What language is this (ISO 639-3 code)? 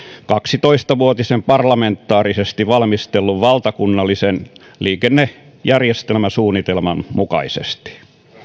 fin